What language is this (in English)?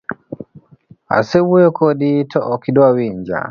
Luo (Kenya and Tanzania)